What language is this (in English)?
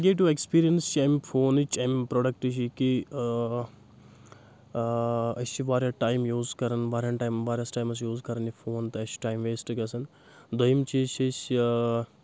Kashmiri